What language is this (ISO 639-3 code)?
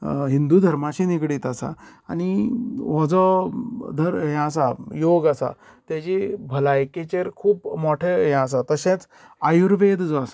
kok